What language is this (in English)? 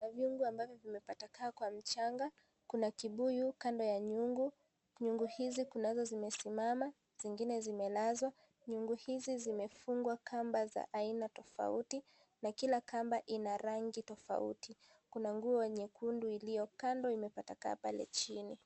Swahili